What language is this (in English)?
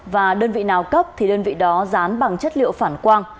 Vietnamese